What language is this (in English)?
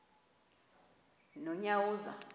Xhosa